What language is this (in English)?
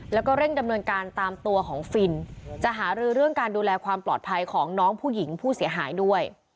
Thai